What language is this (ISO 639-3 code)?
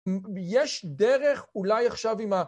heb